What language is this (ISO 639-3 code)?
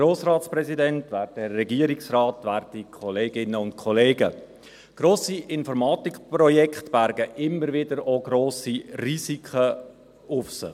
gsw